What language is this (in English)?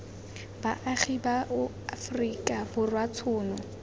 Tswana